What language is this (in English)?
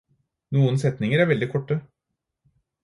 Norwegian Bokmål